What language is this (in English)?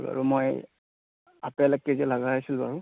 Assamese